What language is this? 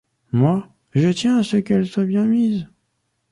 French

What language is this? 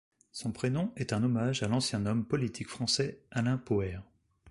French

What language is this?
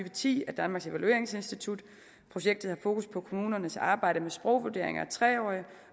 Danish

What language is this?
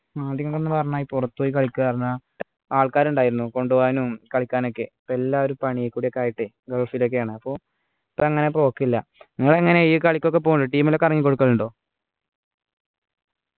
Malayalam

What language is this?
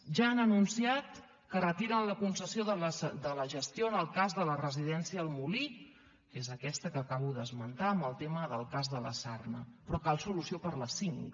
Catalan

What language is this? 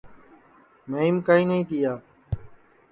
Sansi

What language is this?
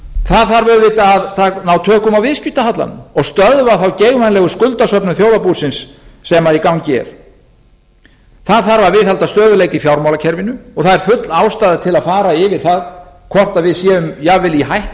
Icelandic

